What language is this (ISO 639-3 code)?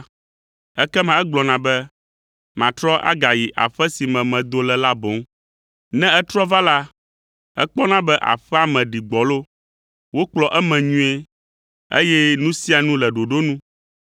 ewe